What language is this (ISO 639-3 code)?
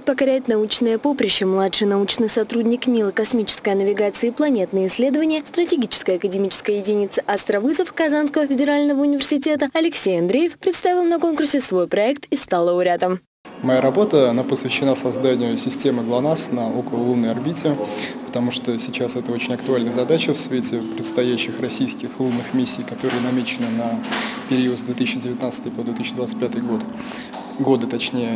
rus